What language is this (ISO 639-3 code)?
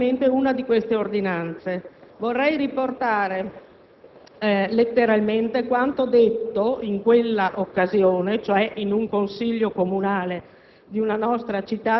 ita